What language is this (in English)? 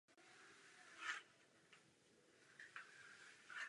Czech